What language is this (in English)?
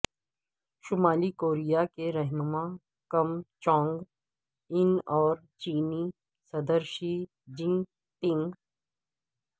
Urdu